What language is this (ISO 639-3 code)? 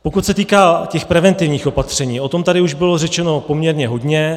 ces